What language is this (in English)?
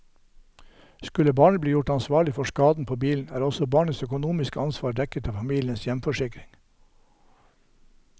Norwegian